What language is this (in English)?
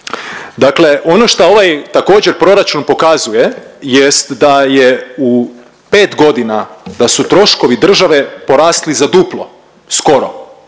Croatian